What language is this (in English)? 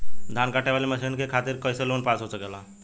Bhojpuri